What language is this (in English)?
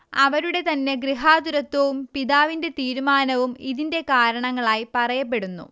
Malayalam